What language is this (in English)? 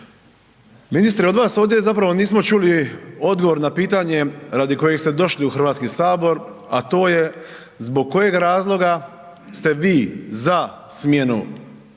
Croatian